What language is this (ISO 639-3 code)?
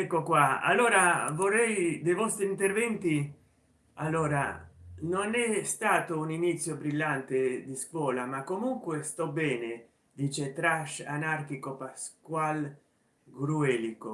ita